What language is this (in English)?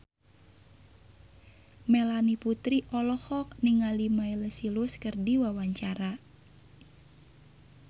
Sundanese